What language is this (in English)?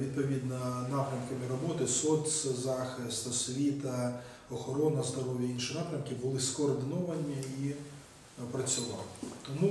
Ukrainian